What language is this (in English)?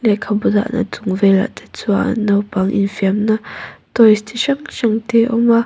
Mizo